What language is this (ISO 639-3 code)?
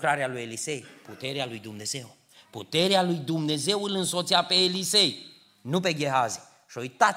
ron